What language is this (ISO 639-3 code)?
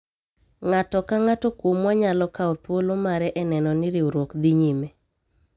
luo